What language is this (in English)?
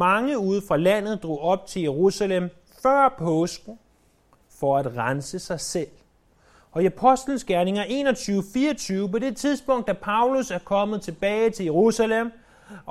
Danish